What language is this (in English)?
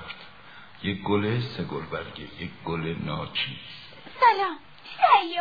Persian